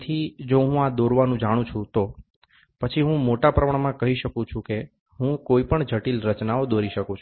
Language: Gujarati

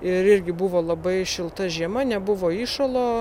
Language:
Lithuanian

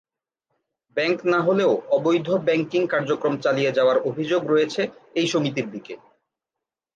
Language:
Bangla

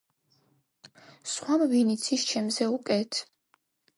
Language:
Georgian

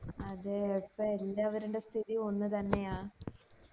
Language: Malayalam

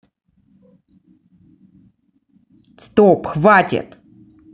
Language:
Russian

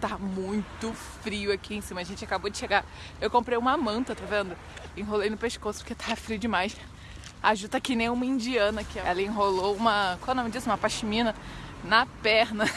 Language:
Portuguese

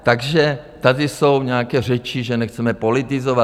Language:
Czech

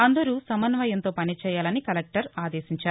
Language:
Telugu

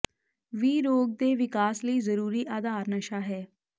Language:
Punjabi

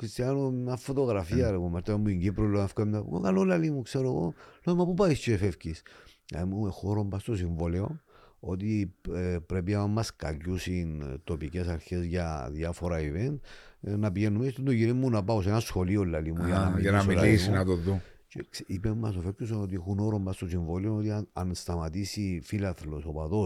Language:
Greek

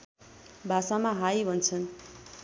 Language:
Nepali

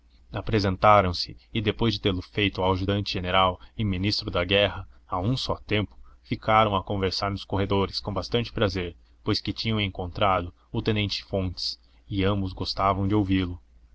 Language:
Portuguese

